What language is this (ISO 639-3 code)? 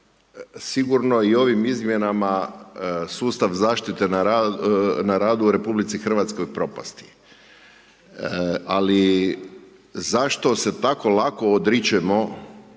hrv